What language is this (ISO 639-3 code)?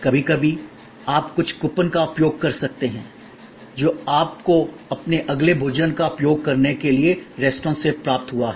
hin